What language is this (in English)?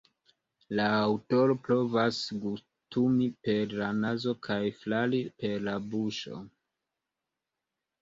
Esperanto